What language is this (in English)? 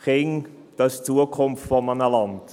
Swiss German